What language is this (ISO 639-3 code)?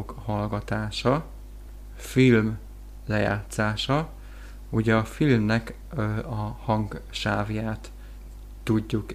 hun